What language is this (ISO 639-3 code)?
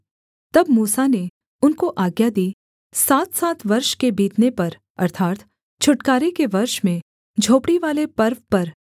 hin